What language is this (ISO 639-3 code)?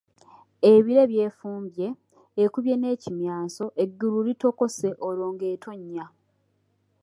lug